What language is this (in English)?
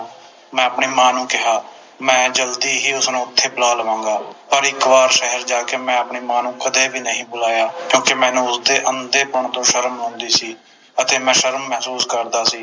Punjabi